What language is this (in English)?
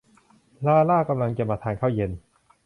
Thai